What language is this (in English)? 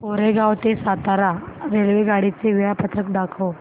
Marathi